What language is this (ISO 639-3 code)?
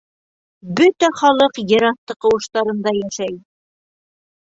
bak